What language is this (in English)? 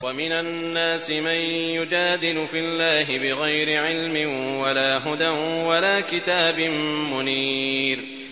Arabic